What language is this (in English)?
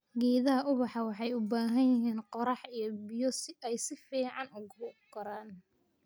Somali